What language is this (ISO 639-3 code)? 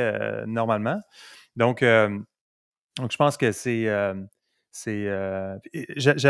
fra